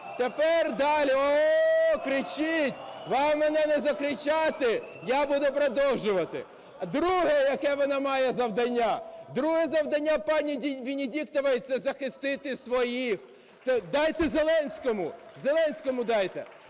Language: Ukrainian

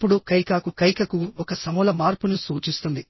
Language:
Telugu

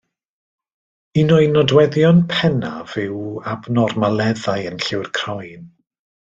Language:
Welsh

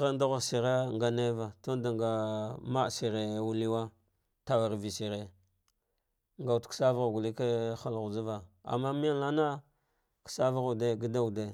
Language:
Dghwede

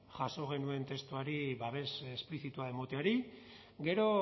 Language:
Basque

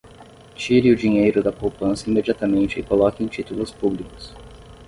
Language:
Portuguese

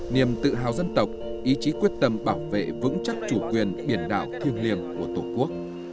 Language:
Vietnamese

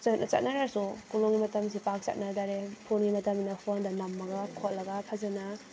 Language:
Manipuri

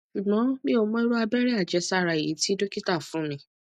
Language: Yoruba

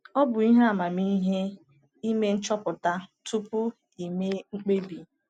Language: Igbo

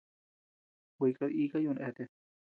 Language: Tepeuxila Cuicatec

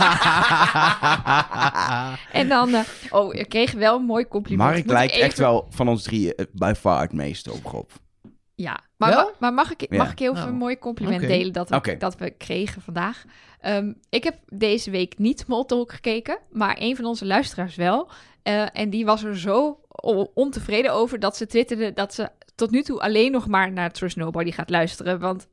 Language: Dutch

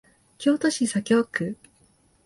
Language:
Japanese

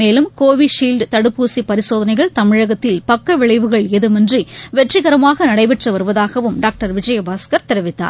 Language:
Tamil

